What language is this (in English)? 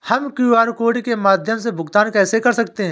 Hindi